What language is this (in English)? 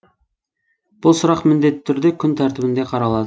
Kazakh